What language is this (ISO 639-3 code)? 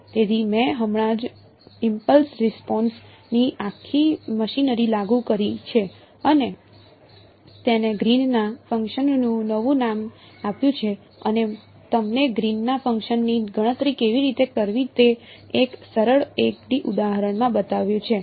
guj